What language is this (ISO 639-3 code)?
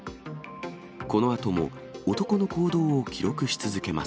jpn